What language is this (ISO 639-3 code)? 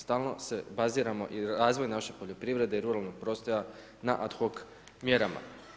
hrv